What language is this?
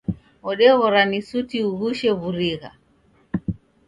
Taita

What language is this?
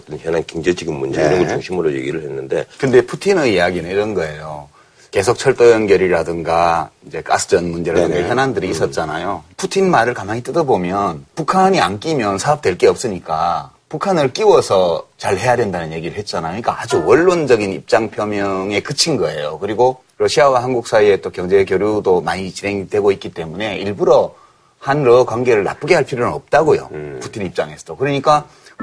Korean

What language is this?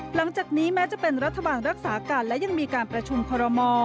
Thai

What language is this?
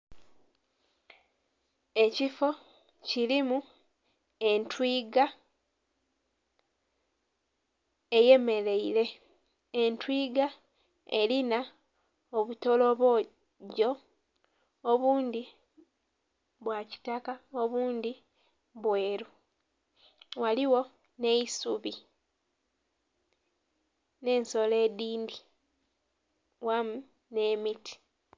Soga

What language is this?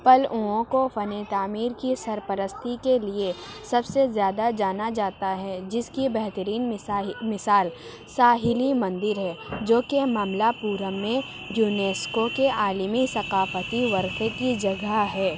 Urdu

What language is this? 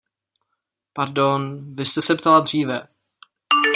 Czech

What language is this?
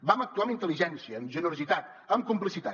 Catalan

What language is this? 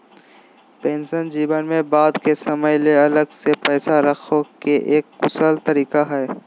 Magahi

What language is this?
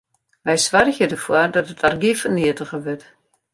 Western Frisian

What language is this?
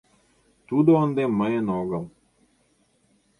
Mari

